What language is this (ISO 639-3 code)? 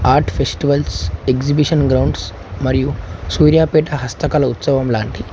tel